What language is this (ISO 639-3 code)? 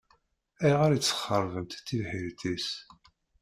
kab